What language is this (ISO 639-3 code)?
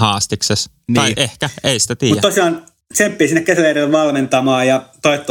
fin